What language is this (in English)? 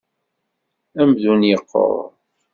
Kabyle